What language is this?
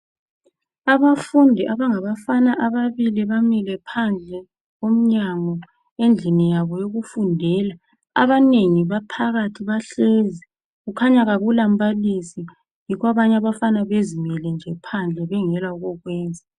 North Ndebele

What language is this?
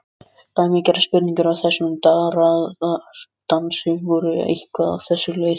Icelandic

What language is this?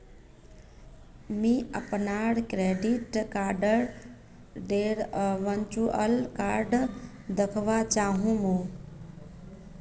Magahi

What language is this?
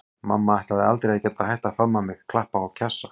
Icelandic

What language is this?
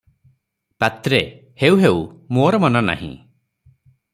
Odia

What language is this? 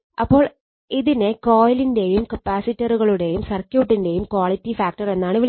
Malayalam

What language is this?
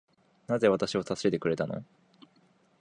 Japanese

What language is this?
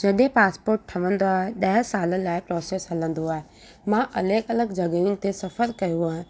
Sindhi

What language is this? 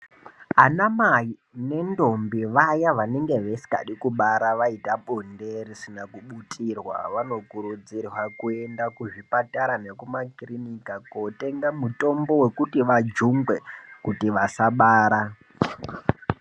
Ndau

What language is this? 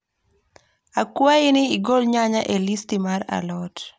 Luo (Kenya and Tanzania)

